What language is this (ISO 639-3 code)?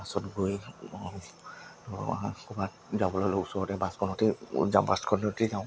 asm